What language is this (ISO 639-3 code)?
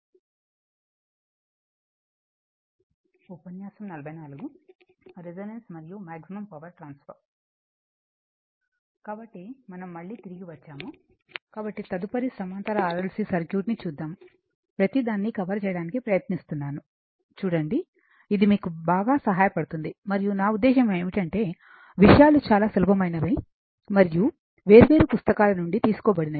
tel